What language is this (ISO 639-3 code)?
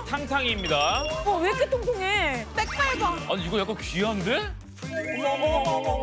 kor